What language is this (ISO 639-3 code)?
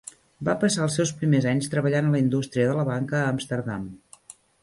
cat